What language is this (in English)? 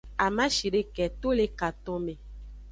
Aja (Benin)